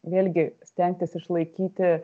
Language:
Lithuanian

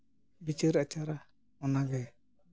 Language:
Santali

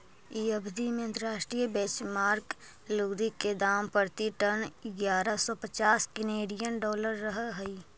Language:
Magahi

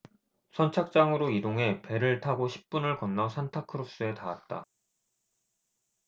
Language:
Korean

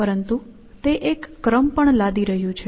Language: Gujarati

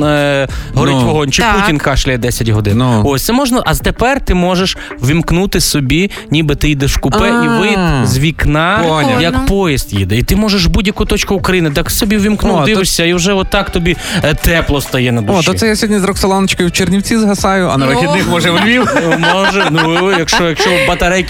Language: Ukrainian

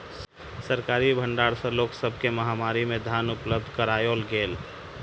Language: Maithili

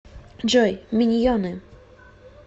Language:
Russian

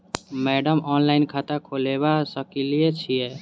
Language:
Maithili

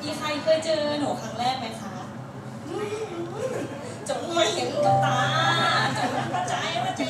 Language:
Thai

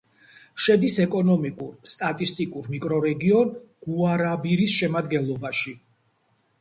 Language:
Georgian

